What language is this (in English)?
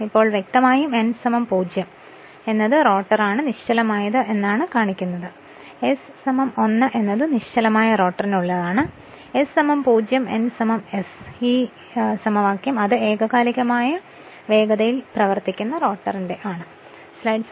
Malayalam